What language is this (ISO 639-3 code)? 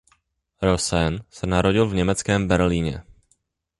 ces